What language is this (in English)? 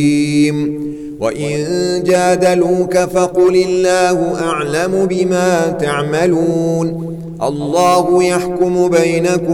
Arabic